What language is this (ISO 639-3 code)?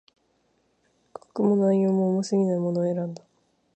jpn